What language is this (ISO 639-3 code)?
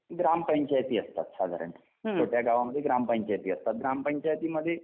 mar